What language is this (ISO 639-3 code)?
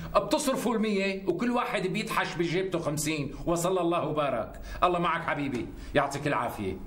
ara